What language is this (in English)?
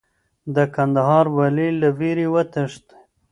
Pashto